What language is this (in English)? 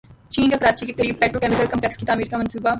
Urdu